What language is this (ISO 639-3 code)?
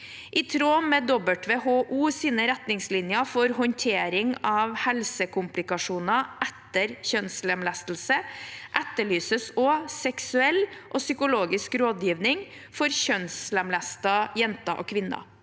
nor